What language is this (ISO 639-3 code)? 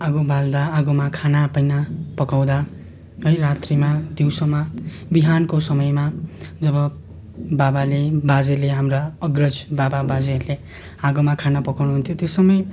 nep